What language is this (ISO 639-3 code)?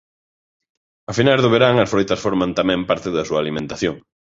glg